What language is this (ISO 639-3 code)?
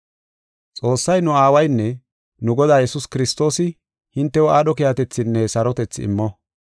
gof